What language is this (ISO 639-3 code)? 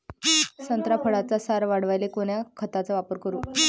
mar